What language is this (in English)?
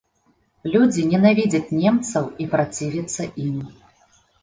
Belarusian